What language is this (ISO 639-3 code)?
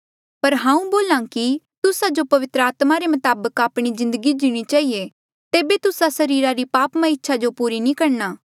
mjl